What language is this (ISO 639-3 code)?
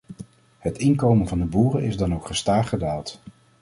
nld